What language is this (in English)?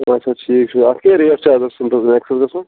Kashmiri